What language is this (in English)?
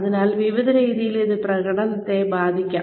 Malayalam